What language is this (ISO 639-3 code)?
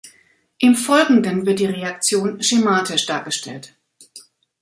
deu